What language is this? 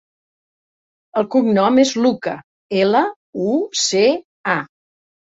Catalan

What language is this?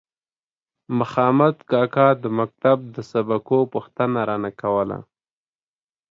Pashto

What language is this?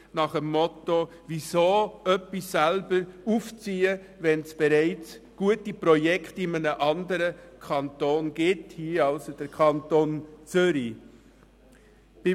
Swiss German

